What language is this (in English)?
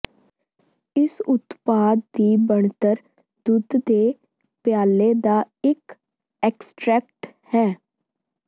Punjabi